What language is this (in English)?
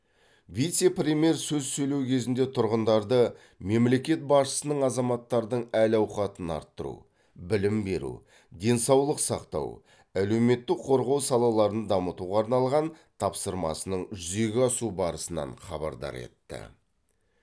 Kazakh